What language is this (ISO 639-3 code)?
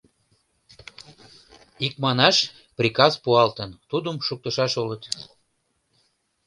chm